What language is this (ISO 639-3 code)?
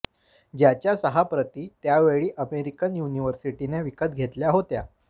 mar